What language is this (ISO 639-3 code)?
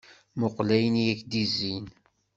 kab